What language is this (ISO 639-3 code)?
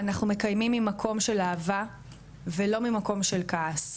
heb